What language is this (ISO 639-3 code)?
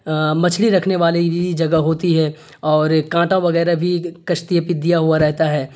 urd